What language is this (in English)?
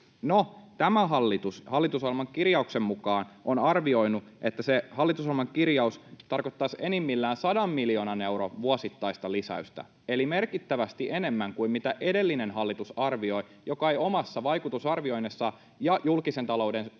Finnish